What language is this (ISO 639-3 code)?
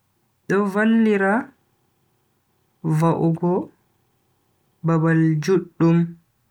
fui